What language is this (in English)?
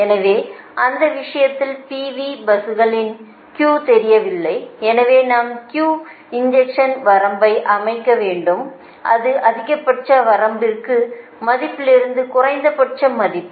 Tamil